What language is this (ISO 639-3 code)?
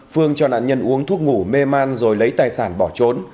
vie